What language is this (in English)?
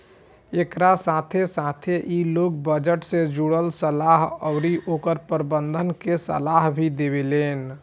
Bhojpuri